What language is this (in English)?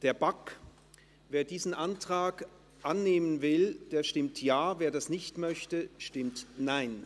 Swiss German